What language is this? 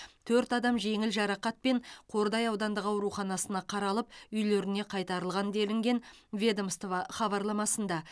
Kazakh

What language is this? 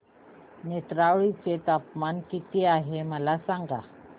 Marathi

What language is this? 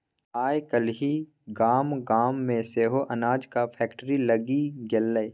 Maithili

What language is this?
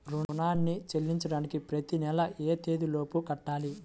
Telugu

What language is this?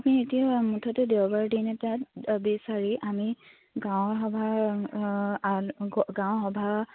Assamese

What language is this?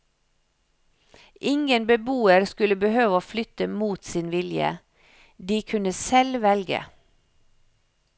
Norwegian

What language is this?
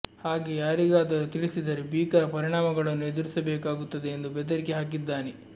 Kannada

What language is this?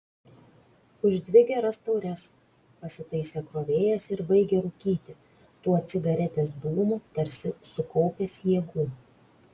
Lithuanian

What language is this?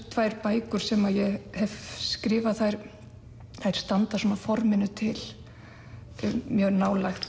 Icelandic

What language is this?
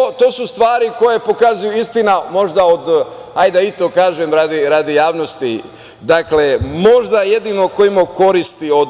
Serbian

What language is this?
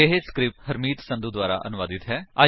Punjabi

